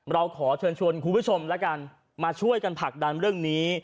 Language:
Thai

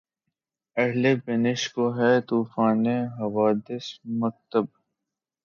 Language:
Urdu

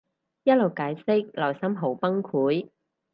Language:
Cantonese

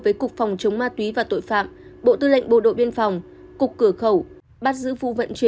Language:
Vietnamese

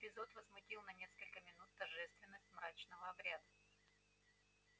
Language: Russian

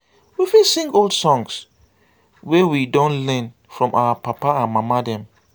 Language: Nigerian Pidgin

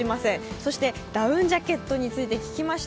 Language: Japanese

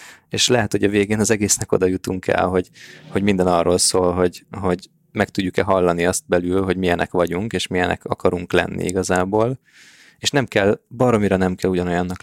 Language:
Hungarian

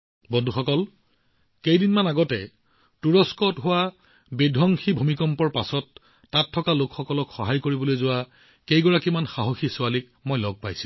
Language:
Assamese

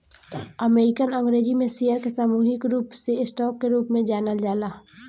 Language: Bhojpuri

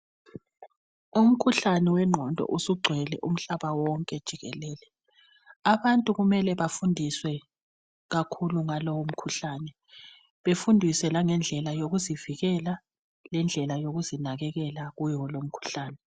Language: North Ndebele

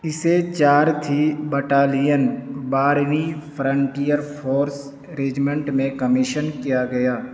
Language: Urdu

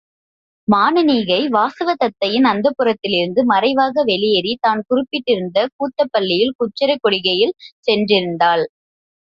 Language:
Tamil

